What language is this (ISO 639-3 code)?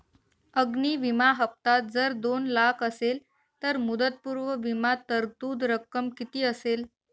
mar